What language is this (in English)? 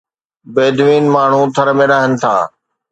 Sindhi